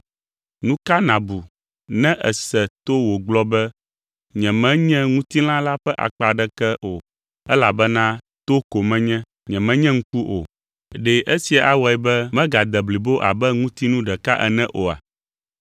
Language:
Ewe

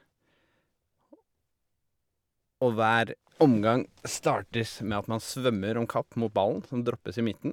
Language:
Norwegian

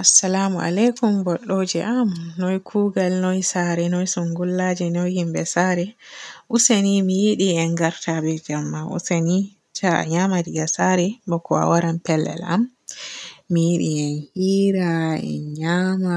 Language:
Borgu Fulfulde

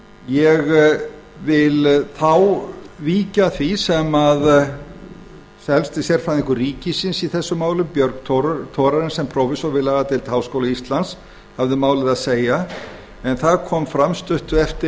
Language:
Icelandic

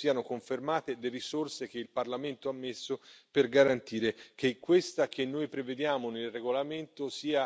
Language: Italian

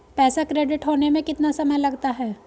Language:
Hindi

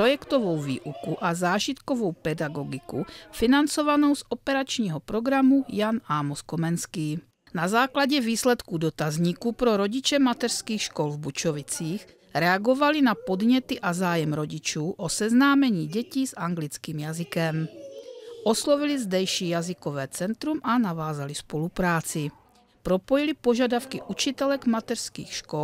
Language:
Czech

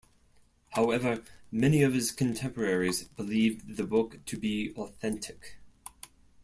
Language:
English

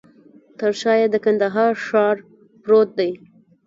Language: Pashto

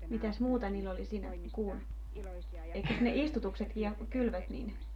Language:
Finnish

